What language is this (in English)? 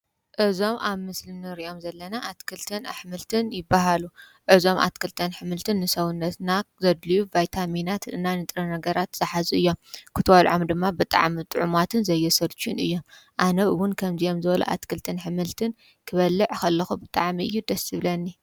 Tigrinya